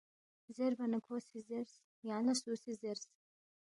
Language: Balti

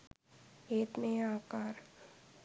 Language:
Sinhala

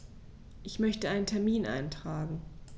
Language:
German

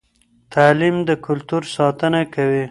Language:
Pashto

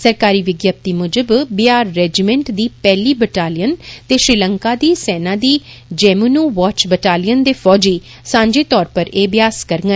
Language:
Dogri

